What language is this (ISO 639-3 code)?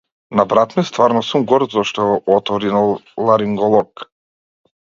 mkd